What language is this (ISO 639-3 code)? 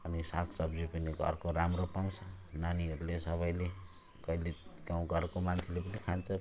nep